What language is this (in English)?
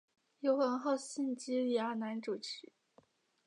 Chinese